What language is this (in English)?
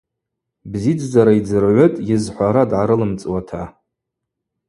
Abaza